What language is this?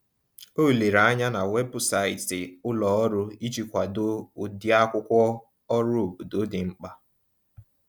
Igbo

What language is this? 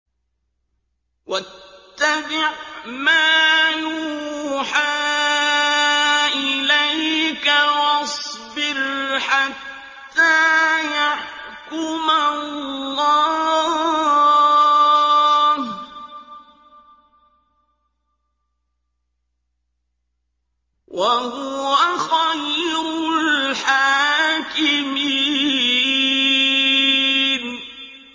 Arabic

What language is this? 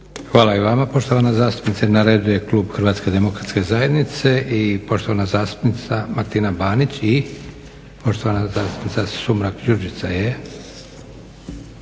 Croatian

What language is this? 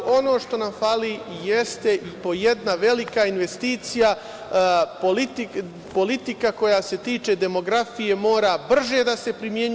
Serbian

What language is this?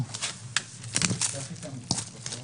Hebrew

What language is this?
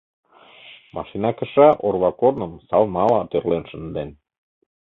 Mari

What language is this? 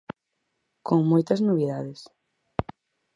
Galician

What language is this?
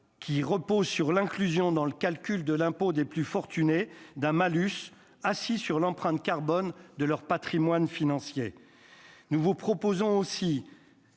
French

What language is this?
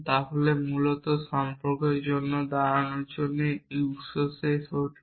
Bangla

